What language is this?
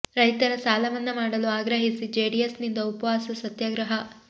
Kannada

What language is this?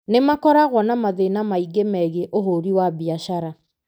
Kikuyu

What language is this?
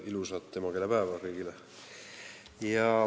Estonian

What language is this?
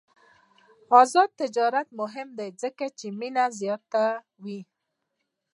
Pashto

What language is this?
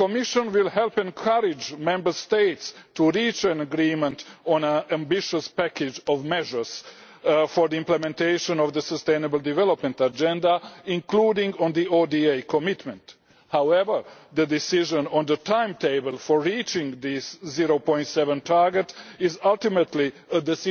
English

